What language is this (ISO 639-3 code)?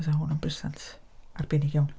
cym